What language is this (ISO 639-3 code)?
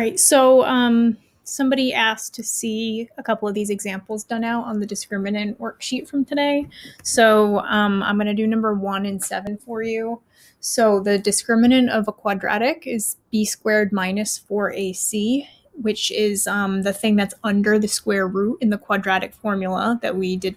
eng